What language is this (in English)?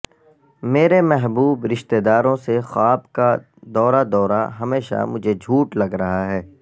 Urdu